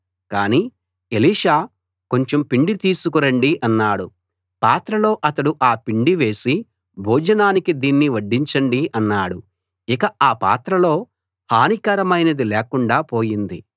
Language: Telugu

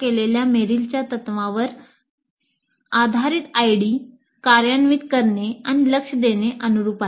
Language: Marathi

